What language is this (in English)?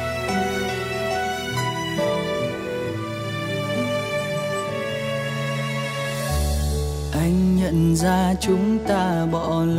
Vietnamese